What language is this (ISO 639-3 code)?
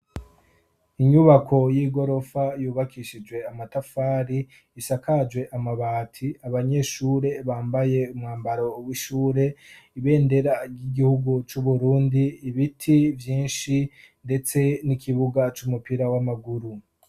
run